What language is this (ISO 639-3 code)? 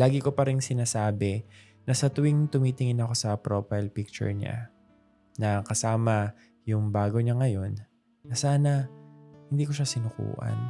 fil